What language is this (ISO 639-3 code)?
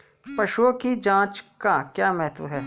hin